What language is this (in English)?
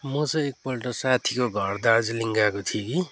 Nepali